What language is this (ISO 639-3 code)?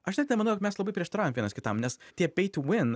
lit